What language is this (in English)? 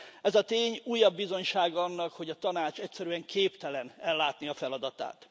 Hungarian